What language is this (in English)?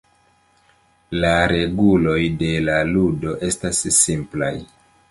Esperanto